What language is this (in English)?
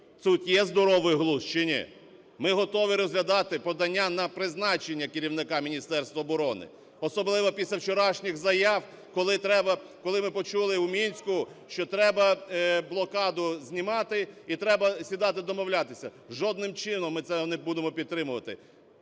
Ukrainian